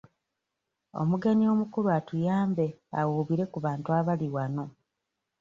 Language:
Ganda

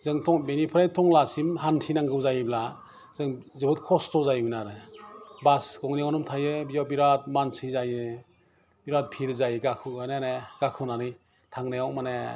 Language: Bodo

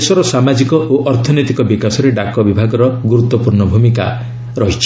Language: Odia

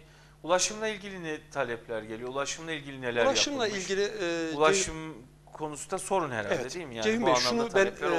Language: Turkish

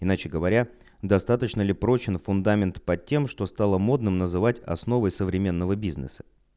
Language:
Russian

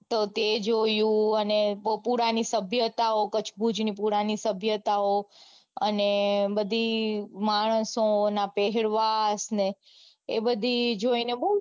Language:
Gujarati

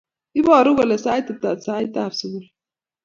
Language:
Kalenjin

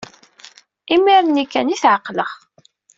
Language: Kabyle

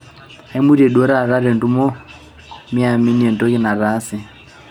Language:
Masai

